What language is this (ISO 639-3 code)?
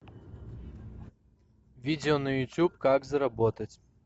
rus